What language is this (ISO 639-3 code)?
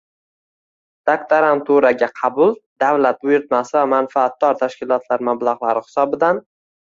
uzb